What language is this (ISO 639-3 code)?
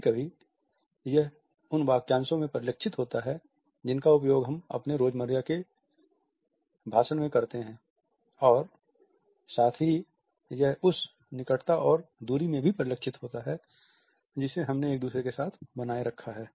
hin